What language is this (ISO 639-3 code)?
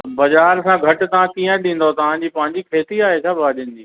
snd